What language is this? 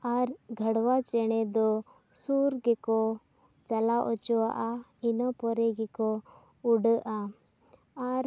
Santali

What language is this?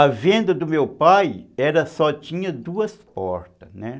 Portuguese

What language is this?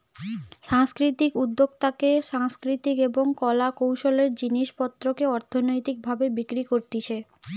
Bangla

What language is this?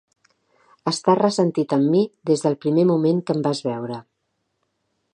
Catalan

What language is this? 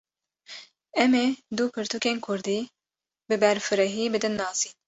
Kurdish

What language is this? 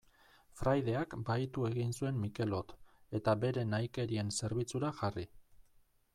Basque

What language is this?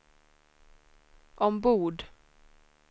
Swedish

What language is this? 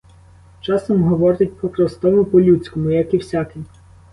Ukrainian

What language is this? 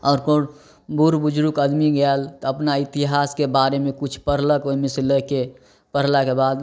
Maithili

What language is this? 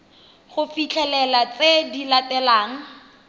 Tswana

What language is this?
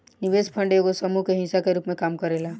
Bhojpuri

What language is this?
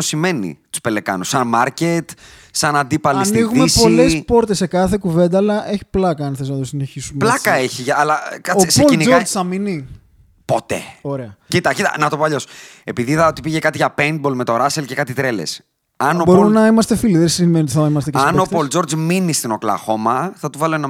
Greek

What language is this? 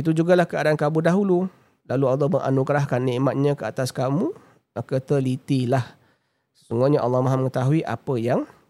Malay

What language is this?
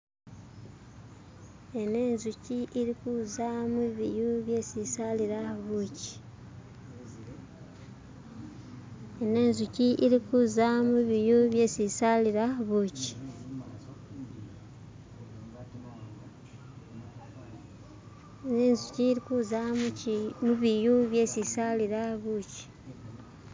Masaaba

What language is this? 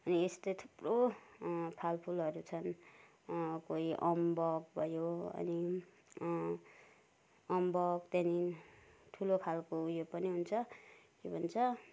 Nepali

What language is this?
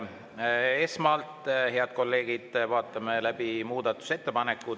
Estonian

